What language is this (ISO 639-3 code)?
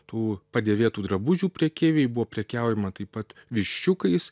lit